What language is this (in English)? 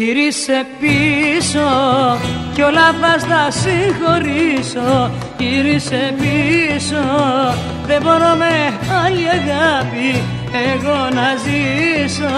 Greek